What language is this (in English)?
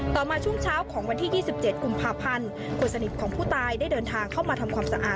Thai